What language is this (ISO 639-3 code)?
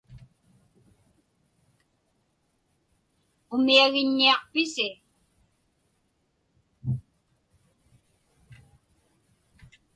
ipk